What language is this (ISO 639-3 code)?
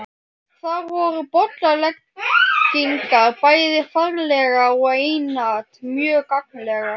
isl